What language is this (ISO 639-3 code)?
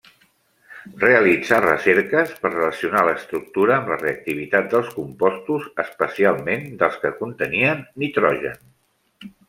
cat